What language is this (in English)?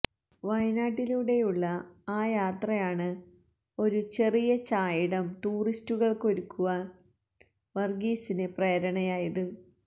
Malayalam